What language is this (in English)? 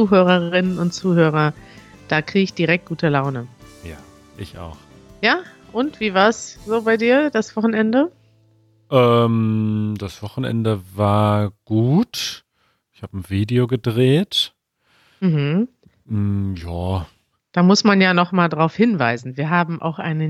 German